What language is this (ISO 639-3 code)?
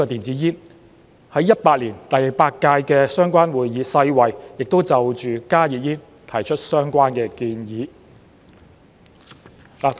yue